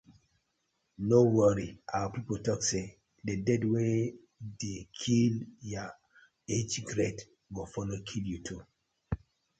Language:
Nigerian Pidgin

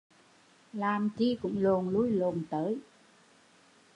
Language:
Vietnamese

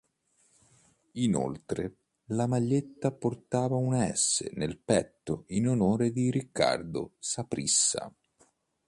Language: Italian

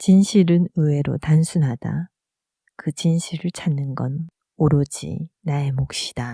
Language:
Korean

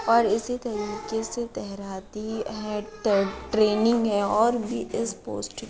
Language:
Urdu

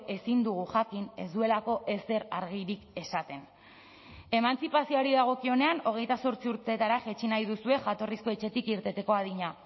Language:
Basque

